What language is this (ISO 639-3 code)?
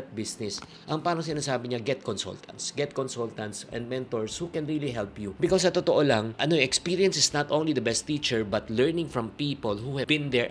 fil